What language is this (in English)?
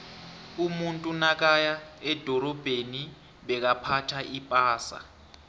South Ndebele